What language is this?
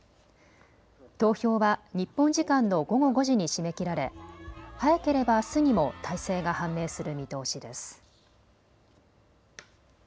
Japanese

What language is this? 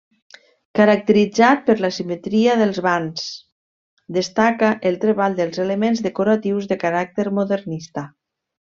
Catalan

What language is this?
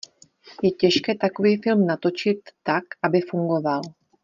Czech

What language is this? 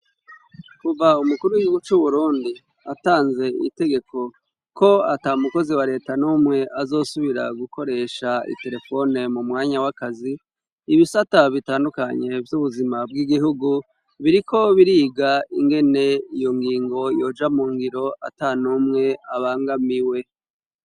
Rundi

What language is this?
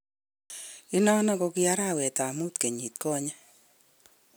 Kalenjin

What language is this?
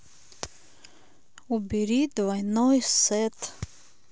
Russian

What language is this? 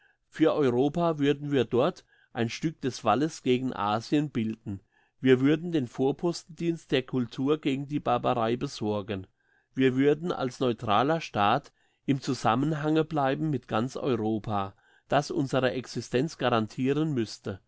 German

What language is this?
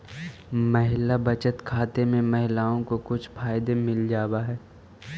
Magahi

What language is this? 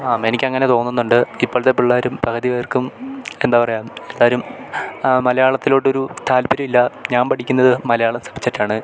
Malayalam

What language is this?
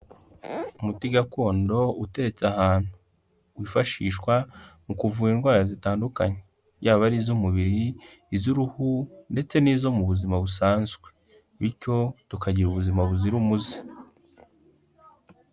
Kinyarwanda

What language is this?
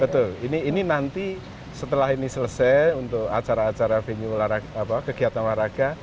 Indonesian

